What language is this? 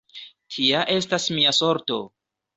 Esperanto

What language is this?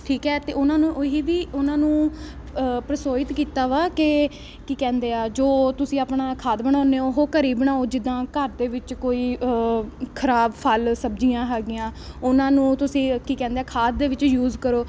Punjabi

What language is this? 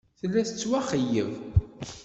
Kabyle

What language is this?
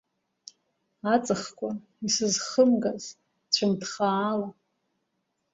Abkhazian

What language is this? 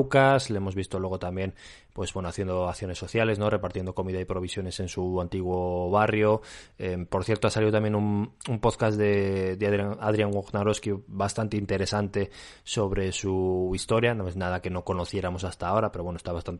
Spanish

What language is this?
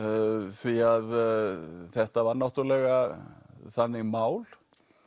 Icelandic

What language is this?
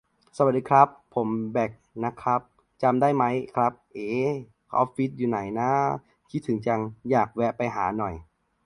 Thai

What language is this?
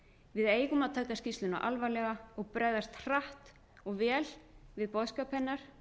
Icelandic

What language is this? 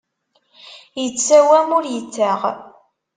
Kabyle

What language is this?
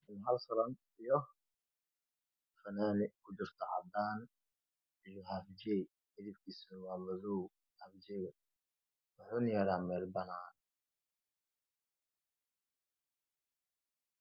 Somali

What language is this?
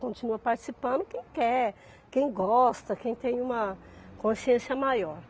Portuguese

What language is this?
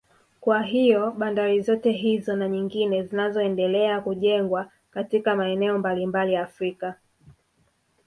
Swahili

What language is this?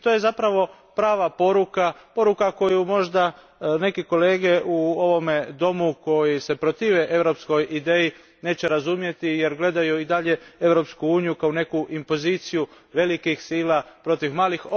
Croatian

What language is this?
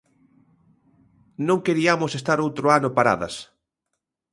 Galician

